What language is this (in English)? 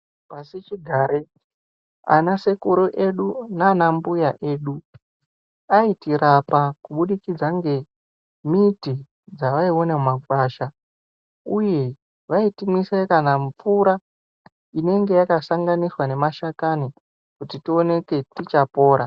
Ndau